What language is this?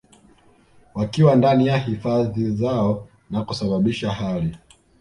Swahili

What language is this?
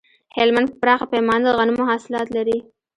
Pashto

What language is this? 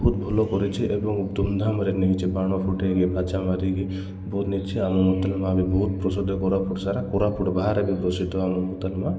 Odia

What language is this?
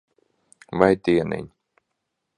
Latvian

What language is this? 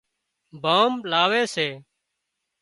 Wadiyara Koli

